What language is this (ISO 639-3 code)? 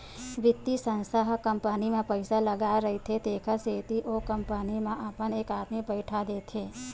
hne